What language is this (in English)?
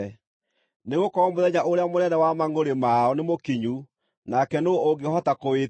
Kikuyu